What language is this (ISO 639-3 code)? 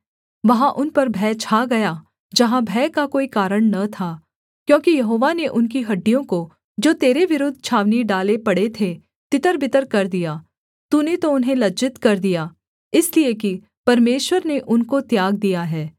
hin